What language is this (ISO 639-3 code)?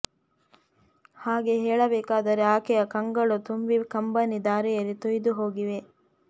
kan